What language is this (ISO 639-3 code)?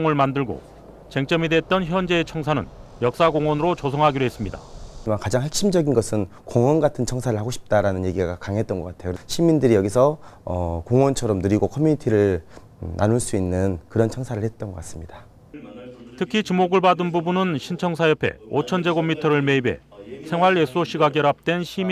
kor